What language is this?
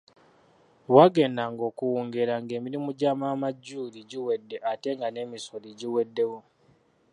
Ganda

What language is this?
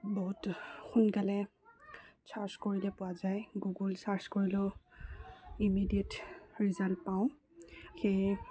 Assamese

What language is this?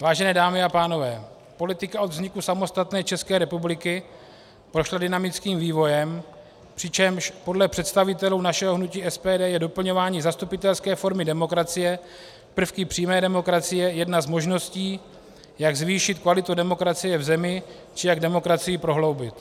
Czech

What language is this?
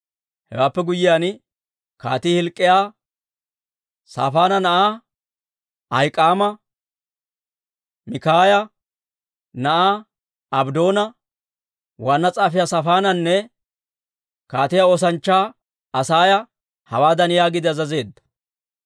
Dawro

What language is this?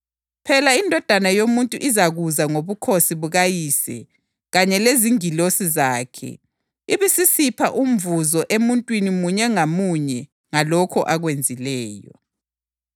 North Ndebele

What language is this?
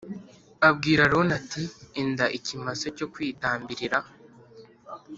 Kinyarwanda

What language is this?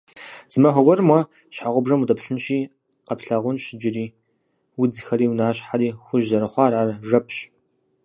Kabardian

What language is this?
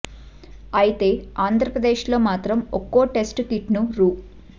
Telugu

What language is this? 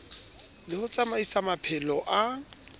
Southern Sotho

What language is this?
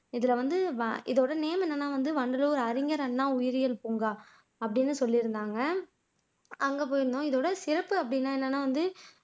Tamil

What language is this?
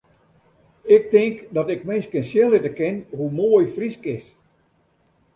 Western Frisian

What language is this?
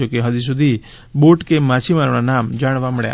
Gujarati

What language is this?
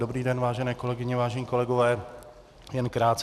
Czech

